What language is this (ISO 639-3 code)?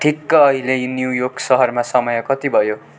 nep